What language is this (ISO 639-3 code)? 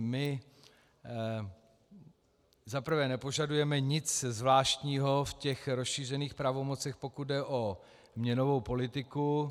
ces